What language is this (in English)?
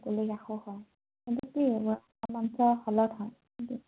Assamese